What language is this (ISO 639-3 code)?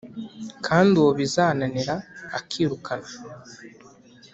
kin